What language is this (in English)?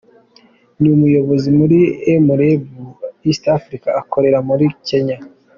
Kinyarwanda